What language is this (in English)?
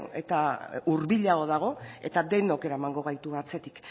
Basque